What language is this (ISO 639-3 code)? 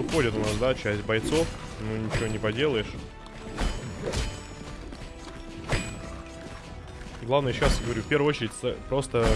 rus